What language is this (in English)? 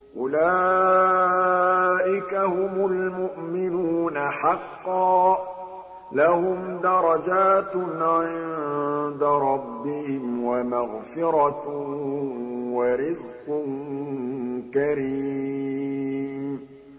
Arabic